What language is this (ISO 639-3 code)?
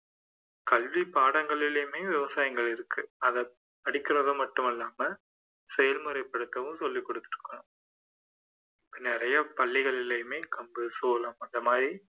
tam